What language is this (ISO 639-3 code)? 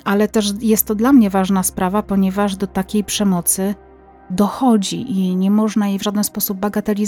pol